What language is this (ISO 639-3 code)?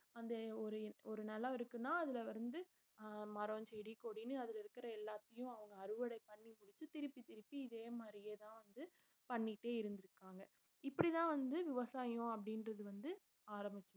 tam